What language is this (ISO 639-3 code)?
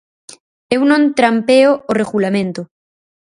glg